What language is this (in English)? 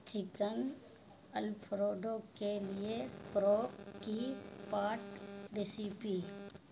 Urdu